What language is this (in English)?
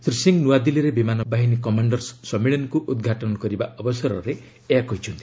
Odia